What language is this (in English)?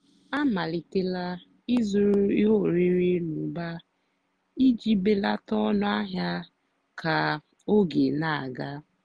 Igbo